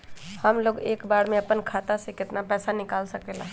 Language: Magahi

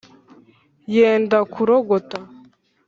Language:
Kinyarwanda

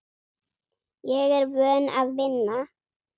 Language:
Icelandic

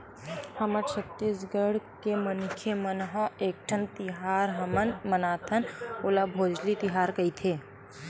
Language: Chhattisgarhi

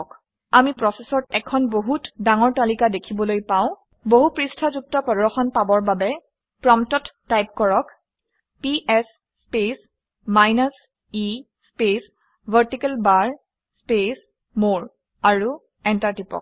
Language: Assamese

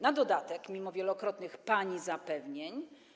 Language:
Polish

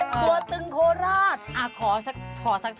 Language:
Thai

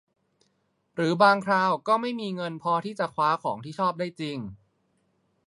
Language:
Thai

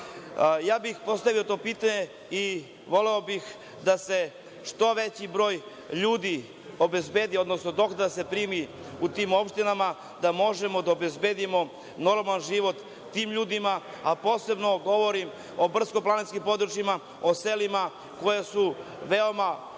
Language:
Serbian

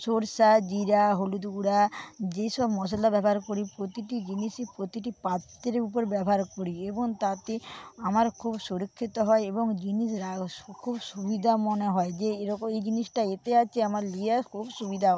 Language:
Bangla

